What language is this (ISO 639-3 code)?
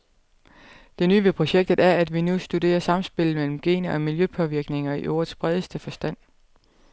dan